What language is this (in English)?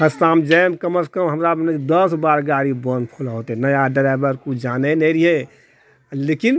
Maithili